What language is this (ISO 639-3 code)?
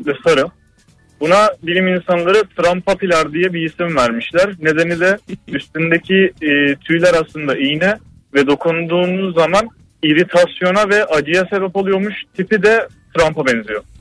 tur